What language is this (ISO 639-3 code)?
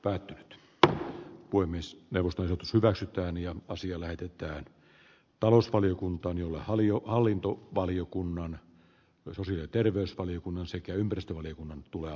fin